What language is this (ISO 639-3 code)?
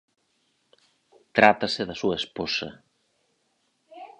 glg